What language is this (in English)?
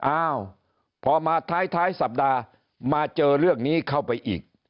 Thai